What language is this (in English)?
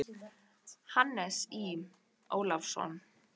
Icelandic